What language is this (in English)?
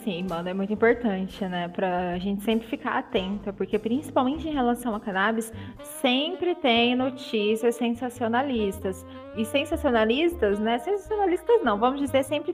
Portuguese